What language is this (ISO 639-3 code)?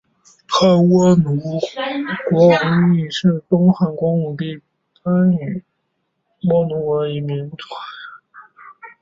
zho